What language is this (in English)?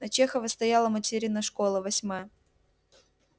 Russian